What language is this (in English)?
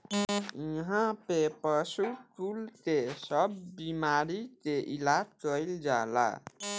Bhojpuri